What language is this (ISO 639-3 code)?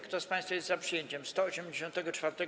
pol